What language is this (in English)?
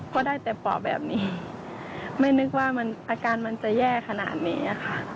Thai